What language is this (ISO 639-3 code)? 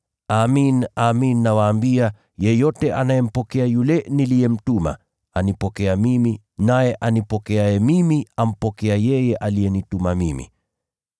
swa